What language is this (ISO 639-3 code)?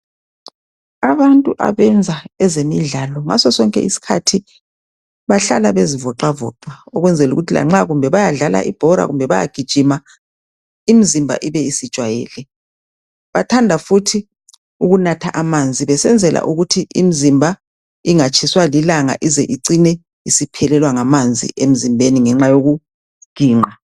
nde